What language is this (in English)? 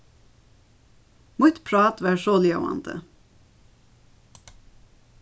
Faroese